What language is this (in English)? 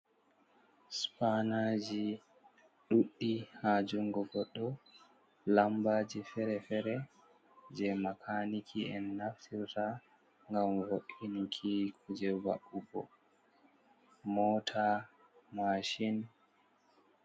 Fula